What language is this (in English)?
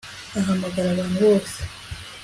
Kinyarwanda